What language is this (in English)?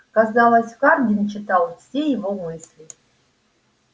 Russian